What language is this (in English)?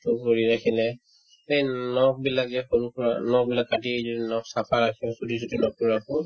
Assamese